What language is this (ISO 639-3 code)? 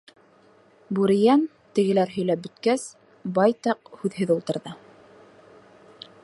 bak